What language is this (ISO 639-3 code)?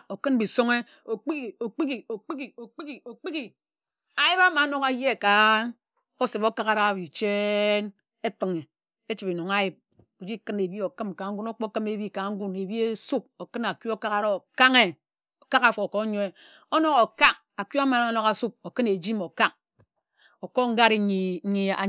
etu